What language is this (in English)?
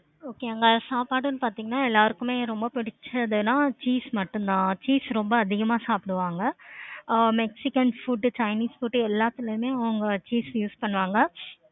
Tamil